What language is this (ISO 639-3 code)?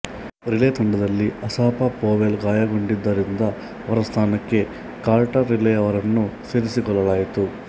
kan